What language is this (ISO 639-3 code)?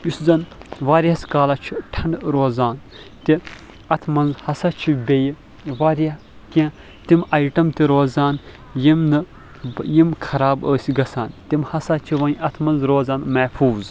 kas